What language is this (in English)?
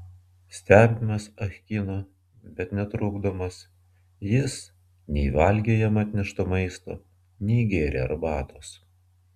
Lithuanian